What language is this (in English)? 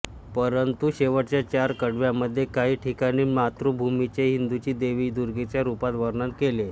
Marathi